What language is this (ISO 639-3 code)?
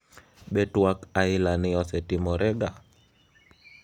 luo